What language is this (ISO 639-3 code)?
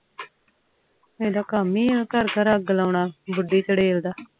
pan